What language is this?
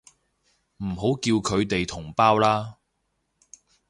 Cantonese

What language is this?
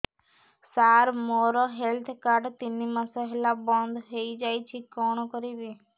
Odia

